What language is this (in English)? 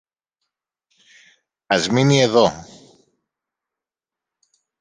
Greek